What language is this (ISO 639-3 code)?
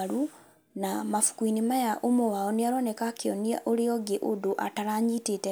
kik